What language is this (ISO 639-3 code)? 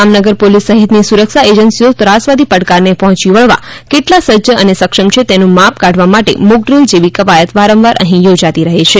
guj